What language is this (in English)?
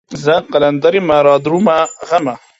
Pashto